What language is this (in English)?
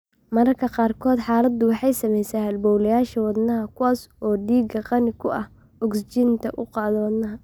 Somali